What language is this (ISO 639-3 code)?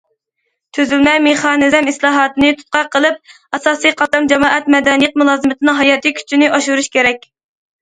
uig